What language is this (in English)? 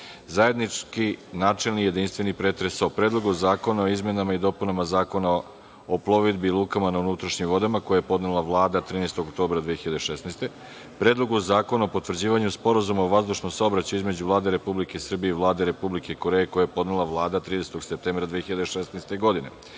Serbian